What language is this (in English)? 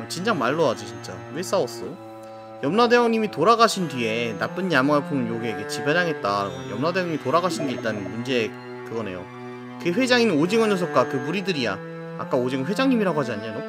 Korean